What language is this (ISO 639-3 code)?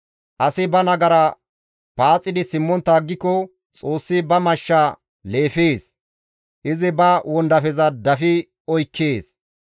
gmv